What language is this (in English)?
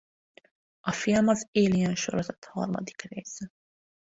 Hungarian